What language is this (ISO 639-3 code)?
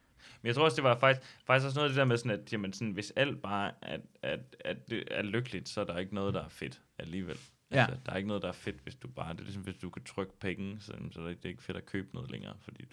dan